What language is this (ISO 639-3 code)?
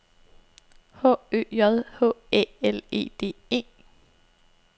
dan